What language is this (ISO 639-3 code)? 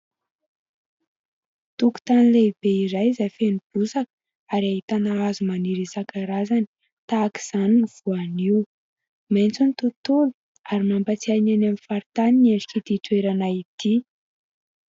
mlg